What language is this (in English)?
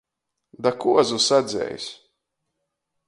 Latgalian